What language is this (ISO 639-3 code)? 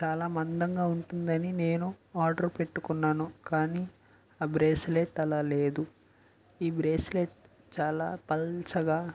tel